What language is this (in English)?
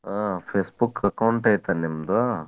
Kannada